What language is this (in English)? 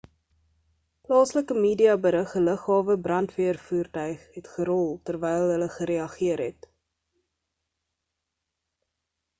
Afrikaans